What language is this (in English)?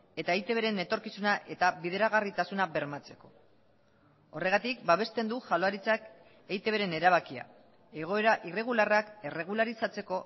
Basque